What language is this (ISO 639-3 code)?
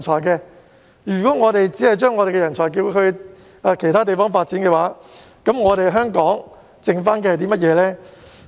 yue